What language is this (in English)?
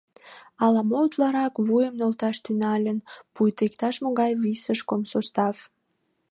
Mari